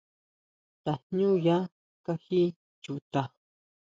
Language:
Huautla Mazatec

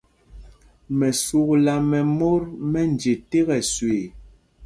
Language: Mpumpong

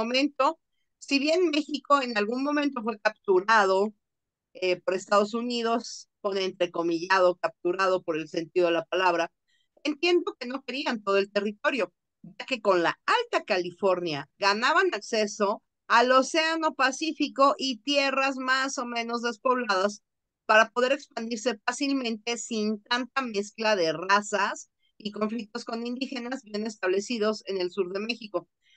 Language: Spanish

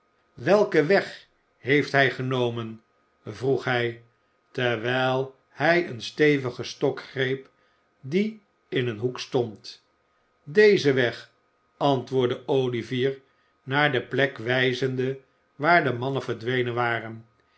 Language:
Dutch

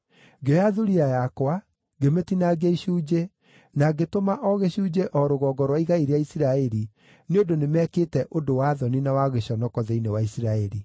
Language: Kikuyu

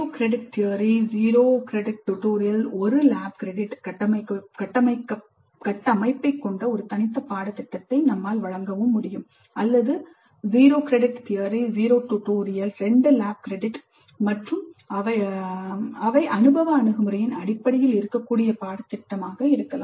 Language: Tamil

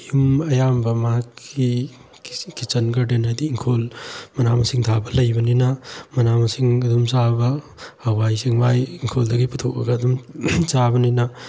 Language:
Manipuri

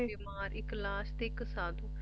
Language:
Punjabi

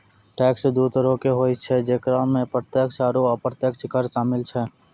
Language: Maithili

